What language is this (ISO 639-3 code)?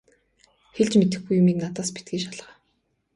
mon